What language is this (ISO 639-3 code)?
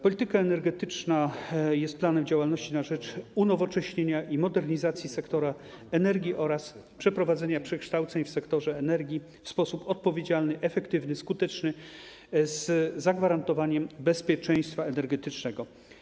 pol